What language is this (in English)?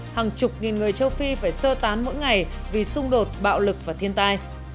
Vietnamese